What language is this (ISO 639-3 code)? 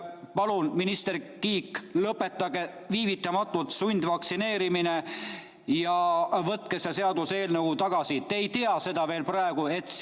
est